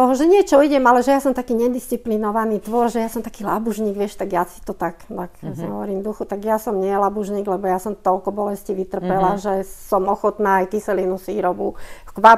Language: Slovak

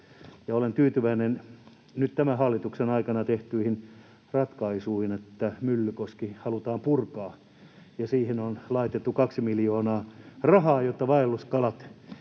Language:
Finnish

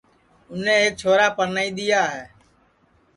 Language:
Sansi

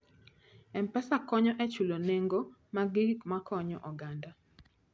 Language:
Luo (Kenya and Tanzania)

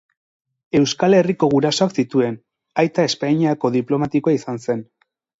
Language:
Basque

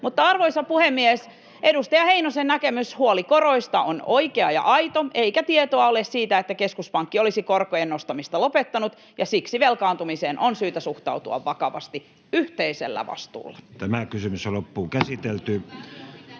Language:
Finnish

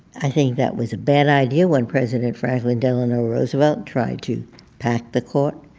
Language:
English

